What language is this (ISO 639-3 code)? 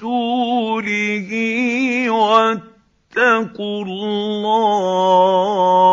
ara